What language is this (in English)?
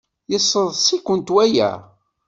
Kabyle